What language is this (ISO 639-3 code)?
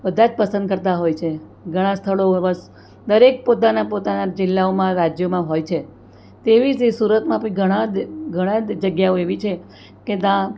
guj